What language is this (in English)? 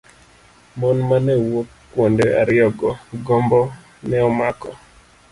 Luo (Kenya and Tanzania)